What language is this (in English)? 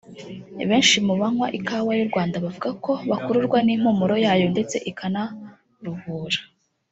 Kinyarwanda